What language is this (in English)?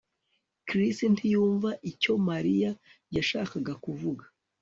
Kinyarwanda